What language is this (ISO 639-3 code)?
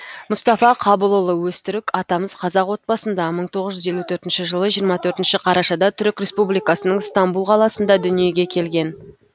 kaz